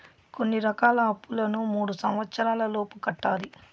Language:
Telugu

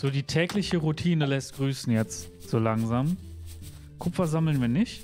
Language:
German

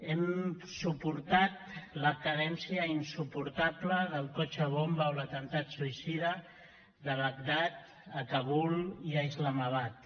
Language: Catalan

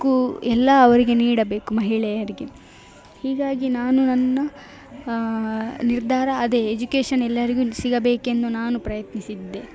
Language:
Kannada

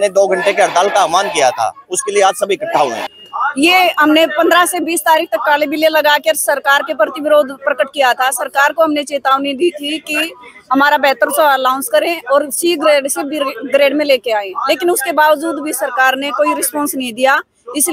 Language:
Hindi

